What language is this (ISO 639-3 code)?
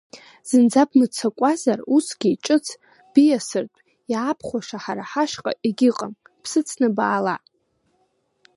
abk